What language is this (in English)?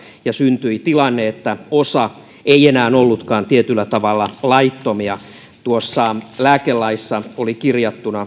Finnish